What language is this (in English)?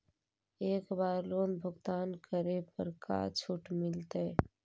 Magahi